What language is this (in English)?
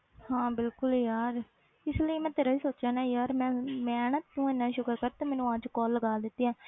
Punjabi